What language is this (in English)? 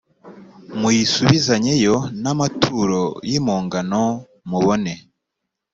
Kinyarwanda